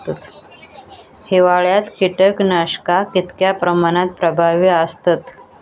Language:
Marathi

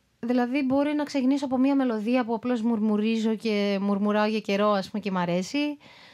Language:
Greek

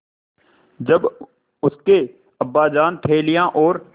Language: Hindi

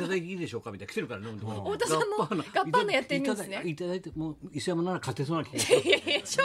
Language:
Japanese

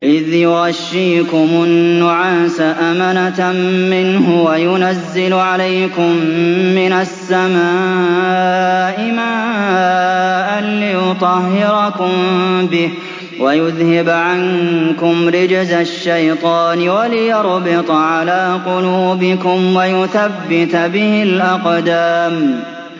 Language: Arabic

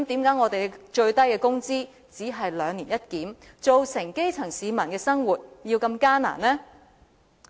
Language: Cantonese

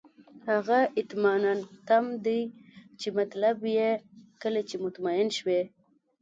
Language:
Pashto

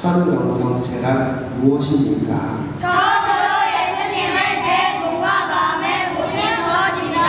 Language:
Korean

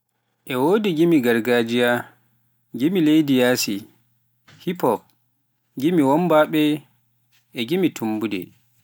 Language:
Pular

